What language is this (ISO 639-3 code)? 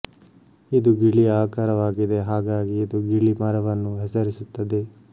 kan